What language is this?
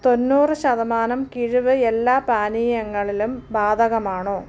Malayalam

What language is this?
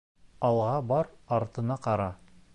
Bashkir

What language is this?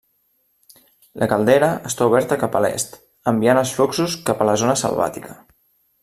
Catalan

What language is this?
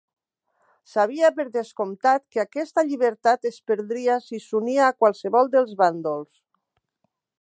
Catalan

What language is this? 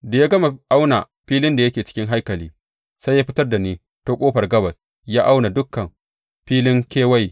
Hausa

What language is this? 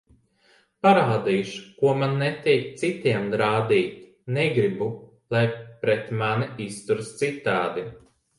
Latvian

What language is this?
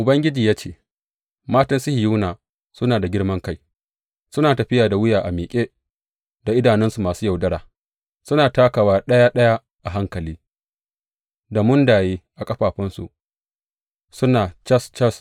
Hausa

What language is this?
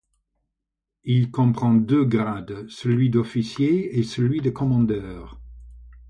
French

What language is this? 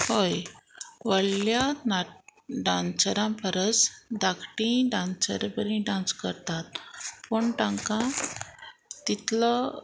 Konkani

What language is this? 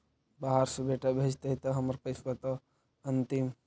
Magahi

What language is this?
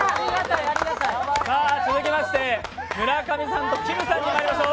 Japanese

